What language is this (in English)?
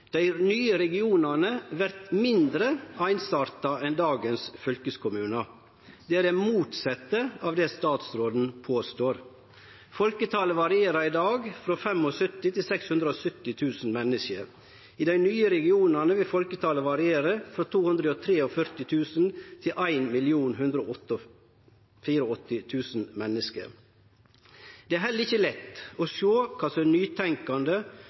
Norwegian Nynorsk